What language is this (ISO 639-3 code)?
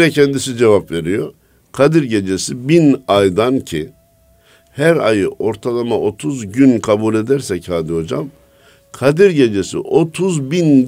tur